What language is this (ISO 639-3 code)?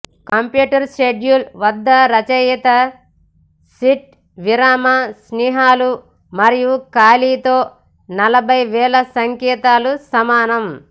tel